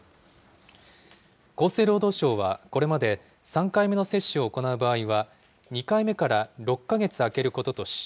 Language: Japanese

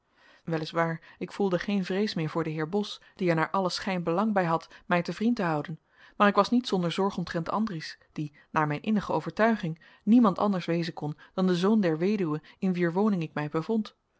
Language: Dutch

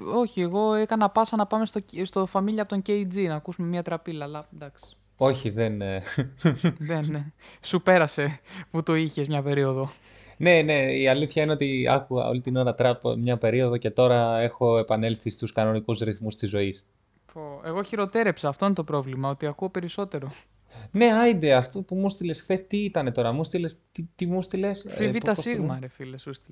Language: Greek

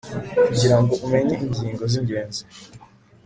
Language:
Kinyarwanda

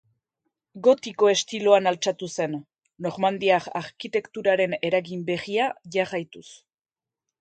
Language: Basque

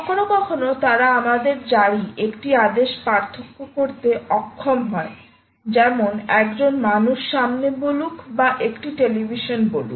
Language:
Bangla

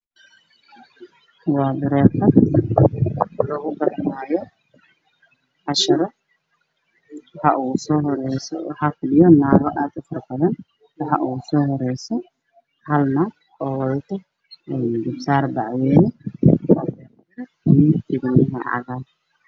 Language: Somali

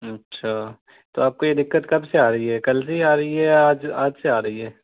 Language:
Urdu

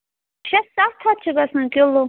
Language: Kashmiri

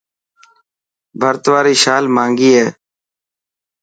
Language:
Dhatki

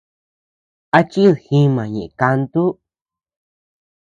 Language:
Tepeuxila Cuicatec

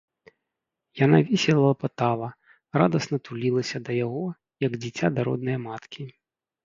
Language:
Belarusian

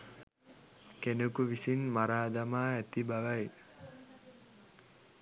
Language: Sinhala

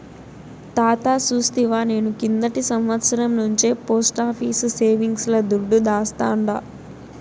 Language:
Telugu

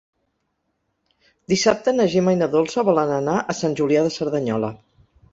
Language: Catalan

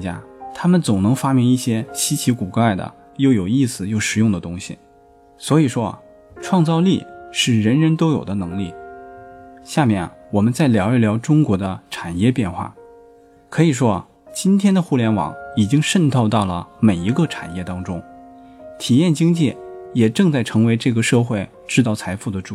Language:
Chinese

